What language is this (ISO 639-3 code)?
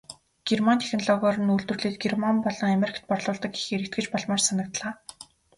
mon